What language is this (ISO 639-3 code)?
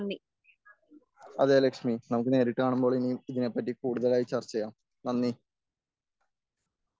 mal